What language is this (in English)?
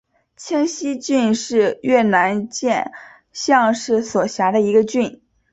Chinese